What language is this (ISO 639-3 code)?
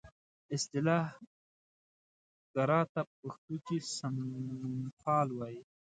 pus